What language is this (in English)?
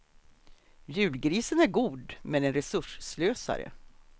Swedish